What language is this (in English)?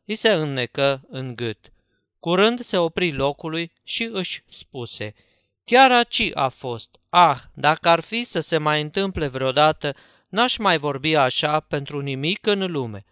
Romanian